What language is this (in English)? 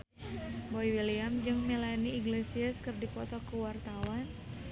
Sundanese